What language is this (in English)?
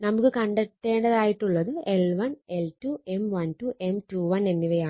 Malayalam